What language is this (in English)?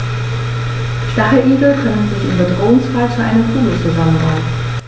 German